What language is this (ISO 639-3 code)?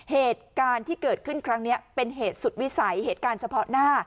tha